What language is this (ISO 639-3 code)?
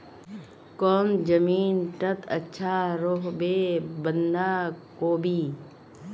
mag